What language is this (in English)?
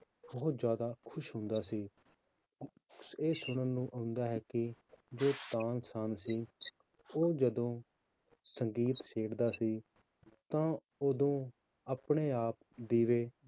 Punjabi